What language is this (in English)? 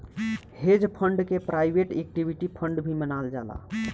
Bhojpuri